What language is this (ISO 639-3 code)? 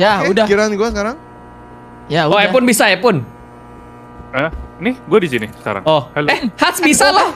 ind